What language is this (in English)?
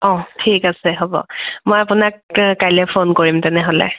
Assamese